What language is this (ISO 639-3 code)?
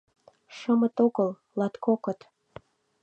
chm